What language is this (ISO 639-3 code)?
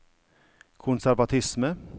nor